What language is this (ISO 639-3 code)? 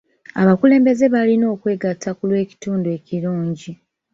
lug